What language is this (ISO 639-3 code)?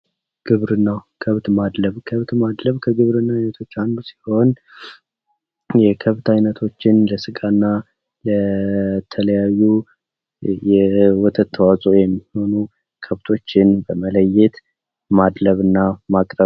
amh